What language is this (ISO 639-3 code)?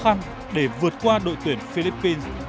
vie